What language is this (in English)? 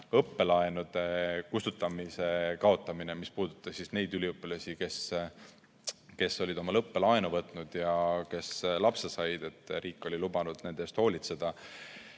Estonian